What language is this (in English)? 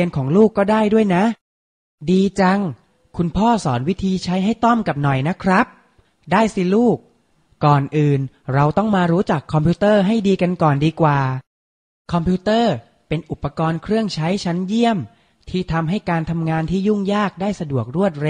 Thai